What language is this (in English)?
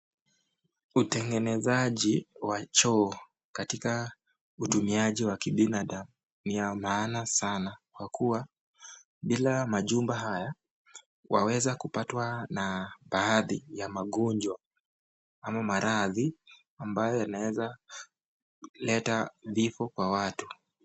Swahili